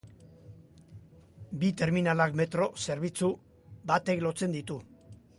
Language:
Basque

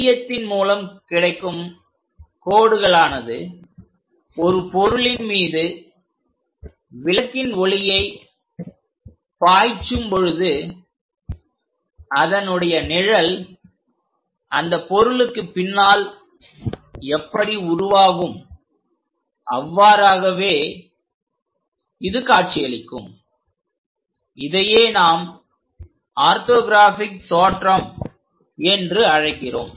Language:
Tamil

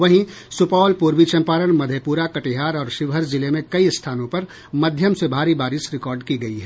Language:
Hindi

